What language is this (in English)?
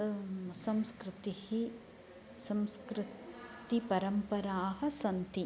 Sanskrit